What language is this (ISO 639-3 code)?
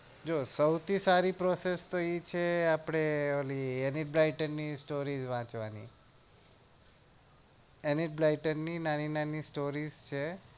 guj